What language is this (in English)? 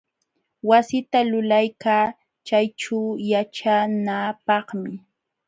Jauja Wanca Quechua